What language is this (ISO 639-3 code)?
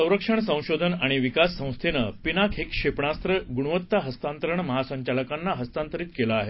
mar